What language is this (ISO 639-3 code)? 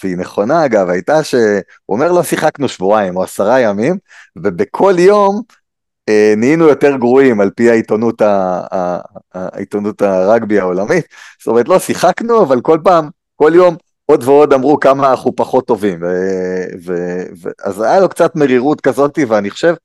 heb